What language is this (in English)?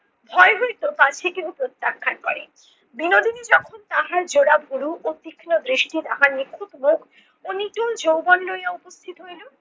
Bangla